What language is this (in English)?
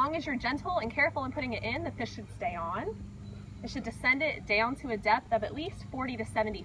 English